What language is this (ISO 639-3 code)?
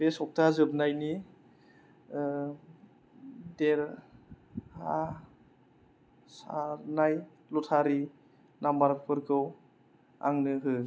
brx